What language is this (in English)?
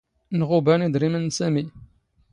Standard Moroccan Tamazight